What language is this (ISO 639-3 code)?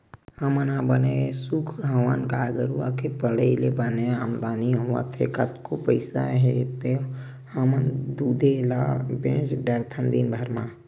hne